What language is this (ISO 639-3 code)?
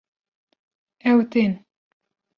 kur